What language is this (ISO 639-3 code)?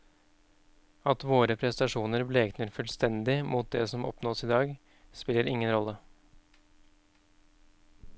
nor